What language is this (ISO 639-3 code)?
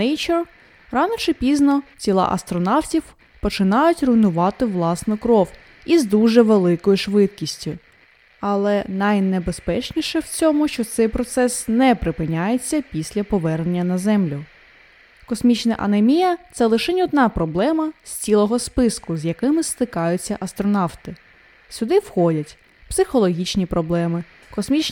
ukr